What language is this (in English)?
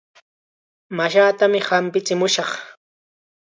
Chiquián Ancash Quechua